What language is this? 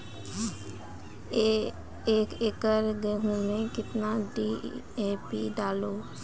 Maithili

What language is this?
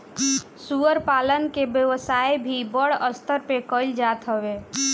Bhojpuri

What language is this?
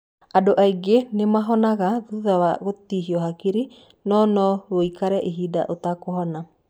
Kikuyu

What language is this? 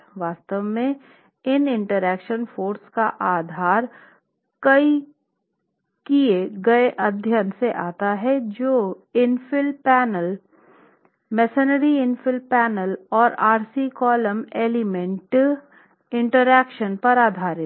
Hindi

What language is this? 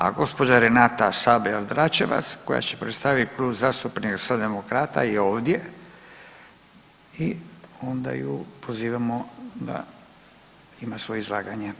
Croatian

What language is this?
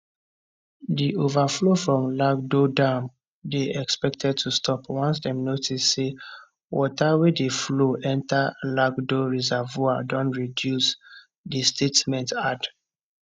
Nigerian Pidgin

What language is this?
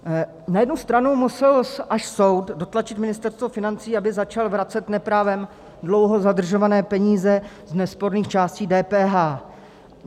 Czech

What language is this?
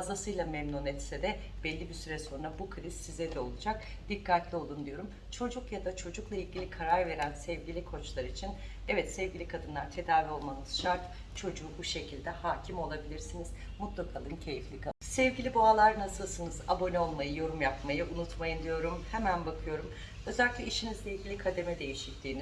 Turkish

